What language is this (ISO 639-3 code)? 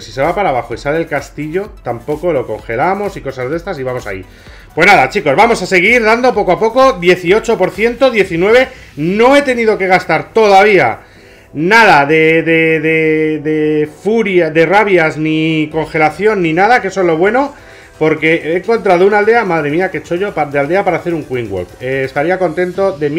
spa